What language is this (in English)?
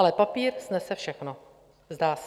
Czech